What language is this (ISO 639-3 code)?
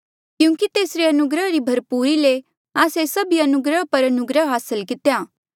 mjl